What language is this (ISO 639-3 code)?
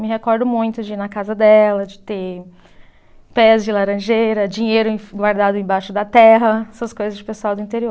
por